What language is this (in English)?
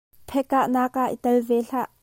Hakha Chin